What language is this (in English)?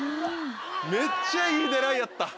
Japanese